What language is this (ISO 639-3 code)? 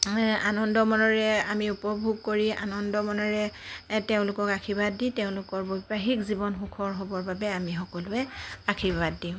asm